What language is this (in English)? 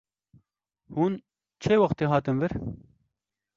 Kurdish